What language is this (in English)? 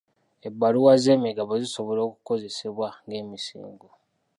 Ganda